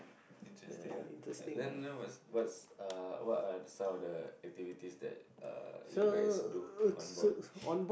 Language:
English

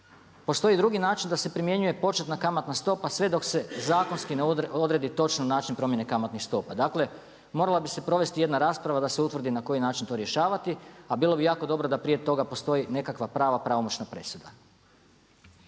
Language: Croatian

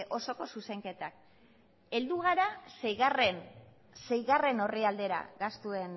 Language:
Basque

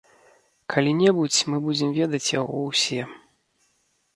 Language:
Belarusian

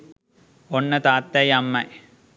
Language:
Sinhala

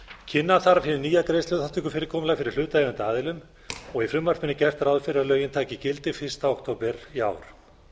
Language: Icelandic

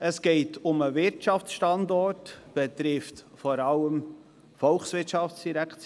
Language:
Swiss German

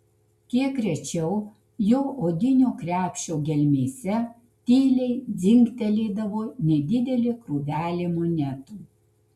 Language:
Lithuanian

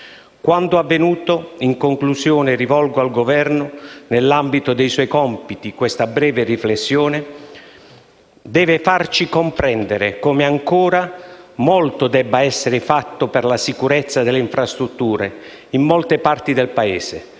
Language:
Italian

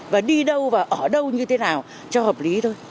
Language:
Vietnamese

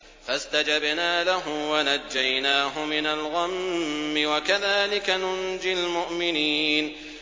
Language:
Arabic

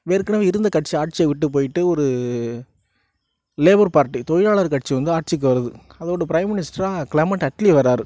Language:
Tamil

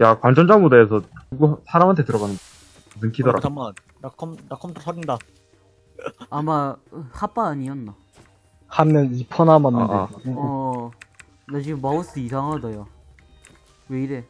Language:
Korean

